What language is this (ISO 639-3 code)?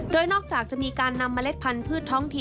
tha